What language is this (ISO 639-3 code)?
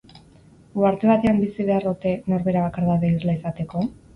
eus